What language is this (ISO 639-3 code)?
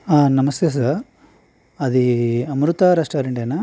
tel